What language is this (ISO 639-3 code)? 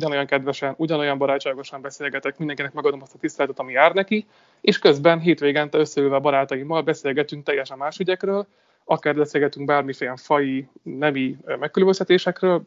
hun